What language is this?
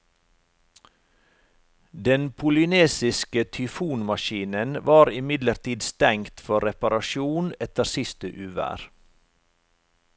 Norwegian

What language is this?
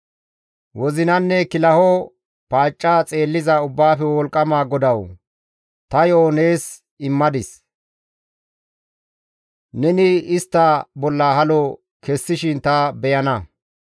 Gamo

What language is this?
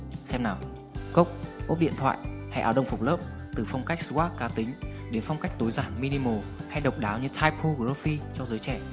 Vietnamese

